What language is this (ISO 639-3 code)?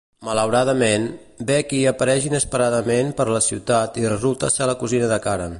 cat